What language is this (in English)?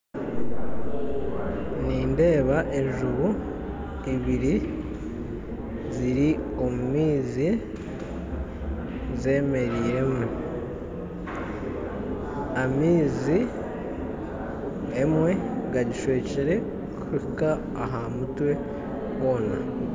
Nyankole